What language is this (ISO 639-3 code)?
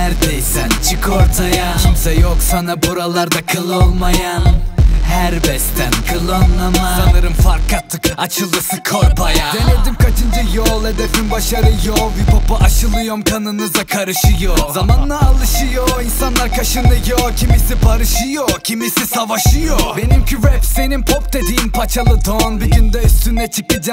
tur